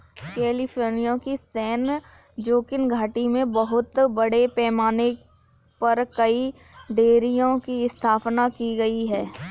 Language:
Hindi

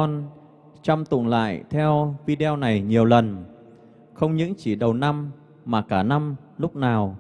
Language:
Vietnamese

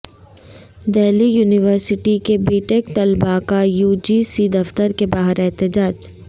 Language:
Urdu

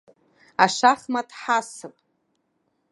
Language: Abkhazian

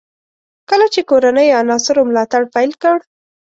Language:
Pashto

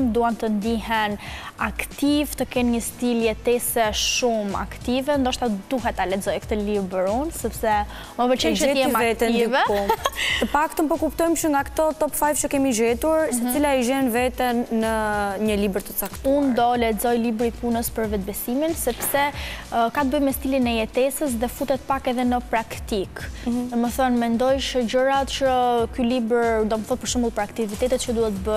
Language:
Romanian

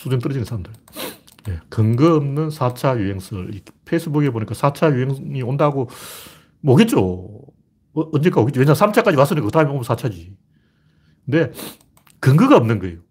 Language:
Korean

